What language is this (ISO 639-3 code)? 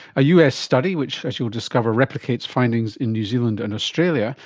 eng